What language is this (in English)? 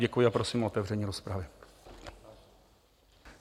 Czech